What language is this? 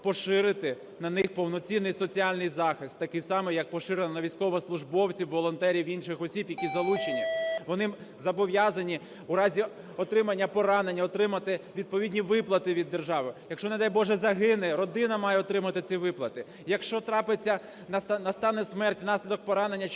Ukrainian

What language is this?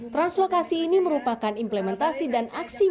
Indonesian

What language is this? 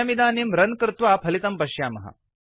Sanskrit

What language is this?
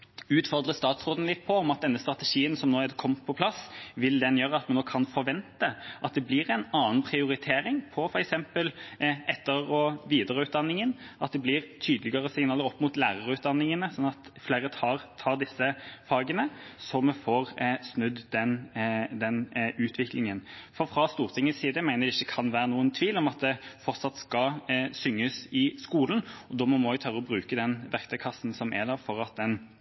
Norwegian Bokmål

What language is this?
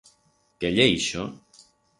Aragonese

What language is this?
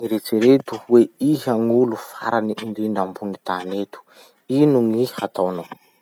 Masikoro Malagasy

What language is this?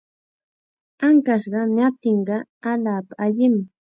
Chiquián Ancash Quechua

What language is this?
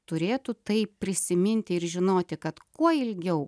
Lithuanian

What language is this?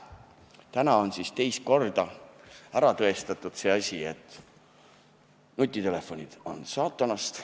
Estonian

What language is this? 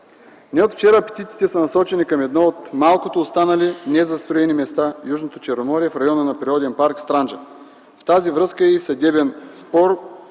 Bulgarian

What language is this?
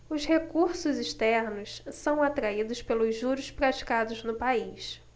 Portuguese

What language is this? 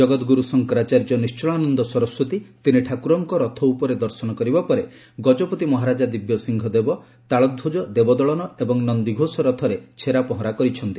Odia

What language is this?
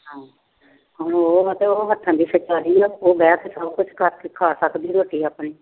Punjabi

